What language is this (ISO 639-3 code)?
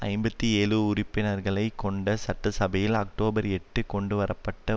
tam